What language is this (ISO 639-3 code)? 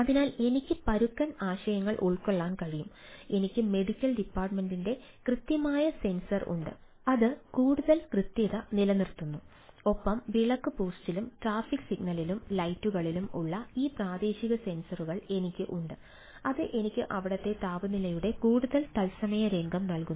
mal